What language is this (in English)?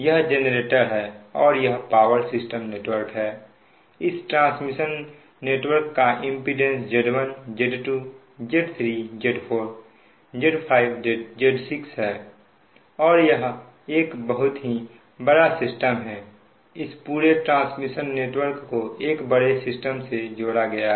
Hindi